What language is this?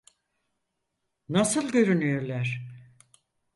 Turkish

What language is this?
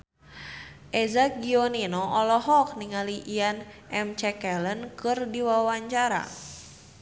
Sundanese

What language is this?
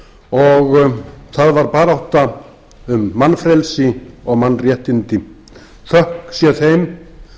Icelandic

